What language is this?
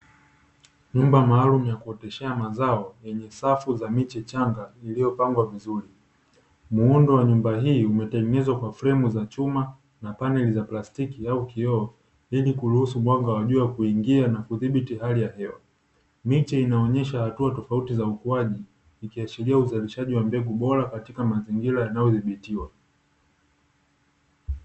Swahili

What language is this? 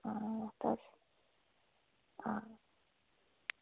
Dogri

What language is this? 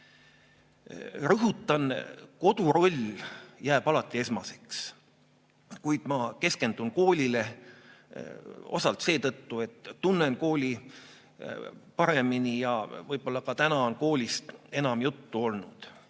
Estonian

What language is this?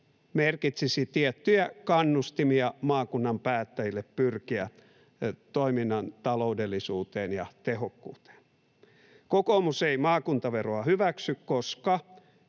Finnish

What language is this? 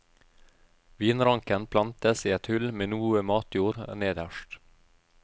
Norwegian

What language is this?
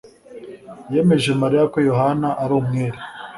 Kinyarwanda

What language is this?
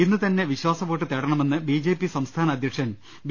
Malayalam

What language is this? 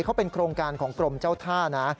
Thai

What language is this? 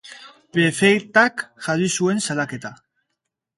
Basque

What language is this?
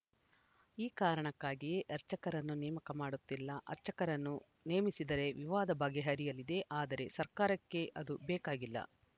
Kannada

